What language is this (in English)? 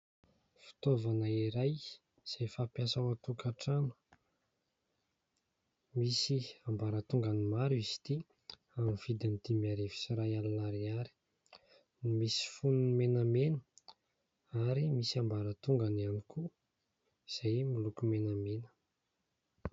Malagasy